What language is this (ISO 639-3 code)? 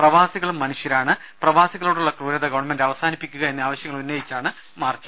mal